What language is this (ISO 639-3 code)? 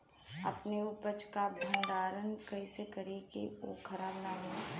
bho